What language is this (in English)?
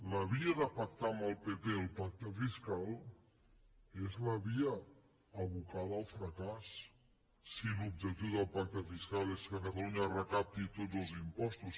Catalan